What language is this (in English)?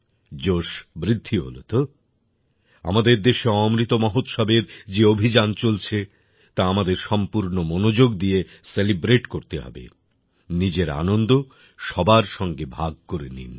Bangla